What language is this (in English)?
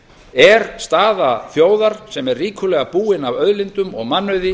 Icelandic